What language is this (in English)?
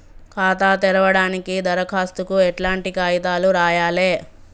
Telugu